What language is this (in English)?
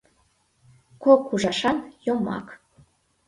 Mari